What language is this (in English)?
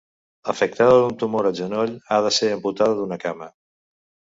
Catalan